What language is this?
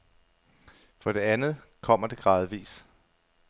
Danish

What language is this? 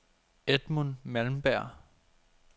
Danish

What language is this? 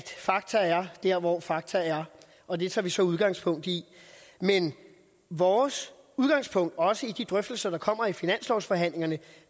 Danish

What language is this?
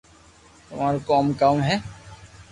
Loarki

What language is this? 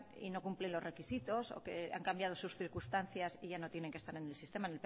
Spanish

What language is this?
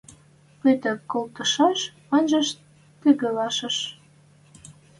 Western Mari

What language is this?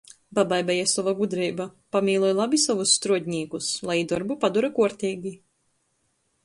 Latgalian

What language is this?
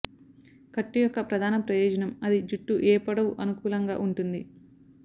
Telugu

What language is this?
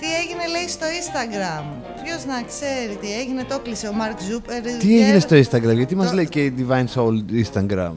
Greek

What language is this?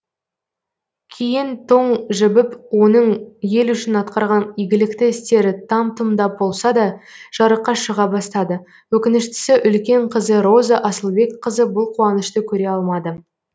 Kazakh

